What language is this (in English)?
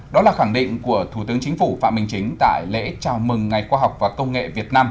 Vietnamese